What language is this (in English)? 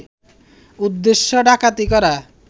Bangla